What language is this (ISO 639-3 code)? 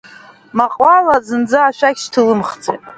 abk